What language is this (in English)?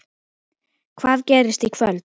Icelandic